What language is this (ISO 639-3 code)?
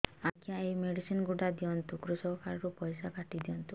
ori